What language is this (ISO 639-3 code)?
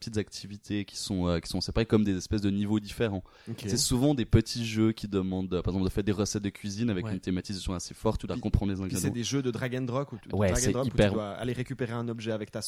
fra